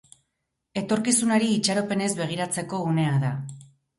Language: Basque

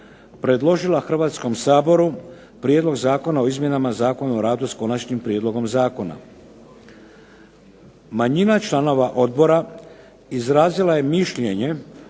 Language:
Croatian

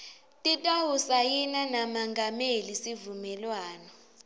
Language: Swati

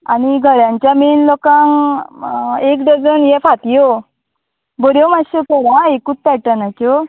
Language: Konkani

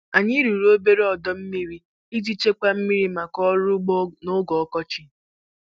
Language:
Igbo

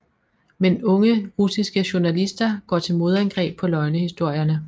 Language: Danish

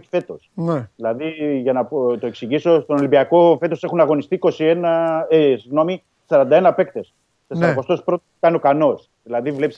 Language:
Greek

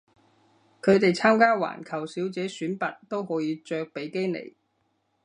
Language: Cantonese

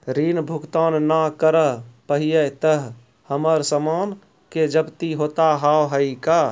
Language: Maithili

